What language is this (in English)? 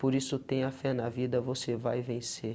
Portuguese